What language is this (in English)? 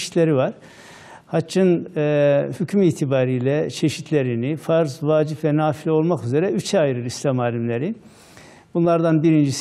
Turkish